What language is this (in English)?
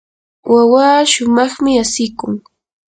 Yanahuanca Pasco Quechua